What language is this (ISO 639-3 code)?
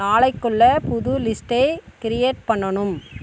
tam